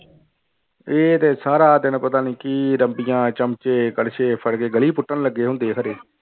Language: Punjabi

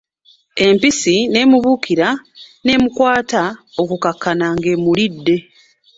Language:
Ganda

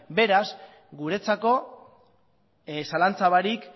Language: Basque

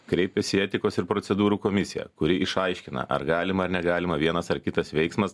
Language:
Lithuanian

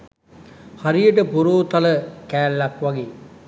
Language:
Sinhala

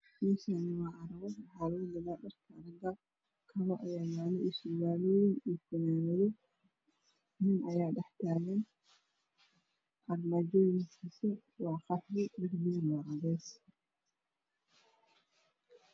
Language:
Somali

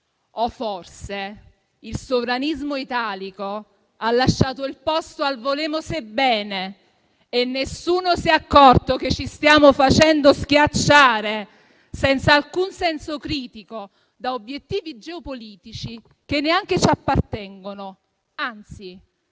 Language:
Italian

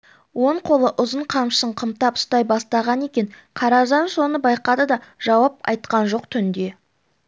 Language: Kazakh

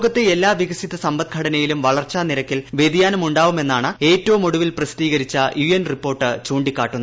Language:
Malayalam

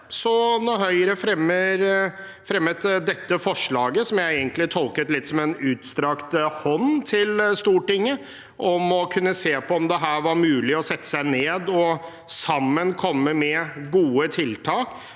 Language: Norwegian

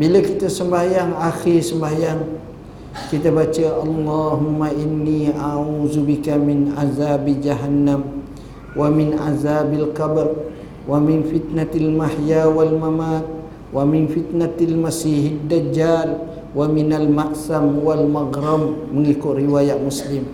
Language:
Malay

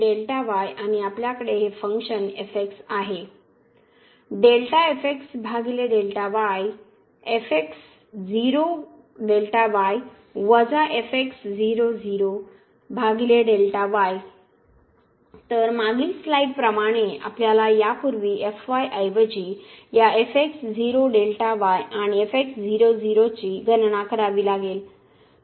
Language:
Marathi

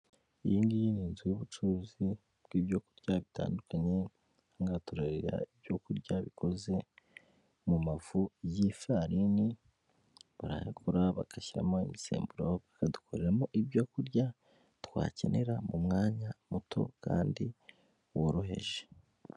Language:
Kinyarwanda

